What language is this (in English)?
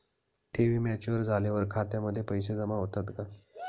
Marathi